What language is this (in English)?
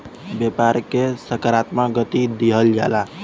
Bhojpuri